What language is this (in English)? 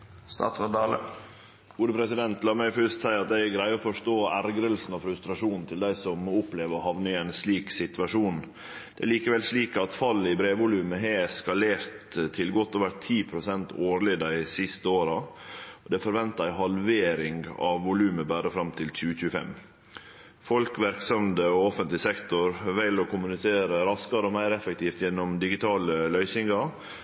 Norwegian Nynorsk